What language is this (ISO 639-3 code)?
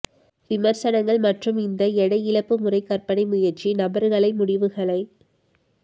tam